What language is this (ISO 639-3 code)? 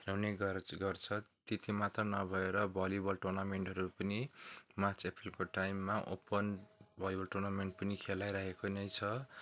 nep